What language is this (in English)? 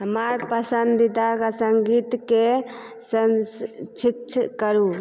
Maithili